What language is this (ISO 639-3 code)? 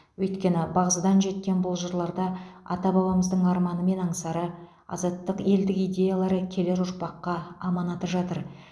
kaz